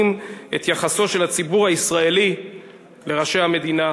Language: Hebrew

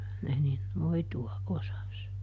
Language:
Finnish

